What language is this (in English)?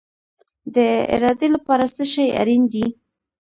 Pashto